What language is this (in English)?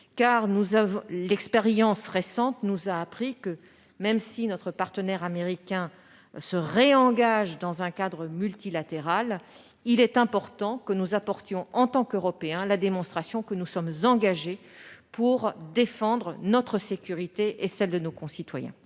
French